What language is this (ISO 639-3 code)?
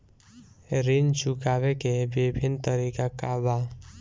bho